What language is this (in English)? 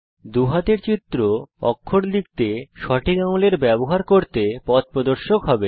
Bangla